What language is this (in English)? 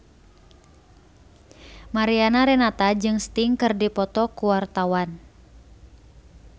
Sundanese